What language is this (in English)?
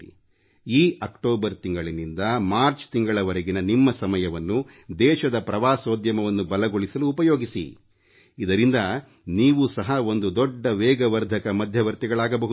Kannada